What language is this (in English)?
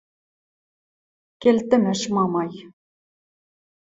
Western Mari